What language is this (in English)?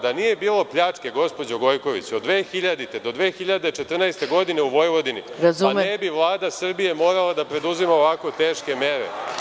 Serbian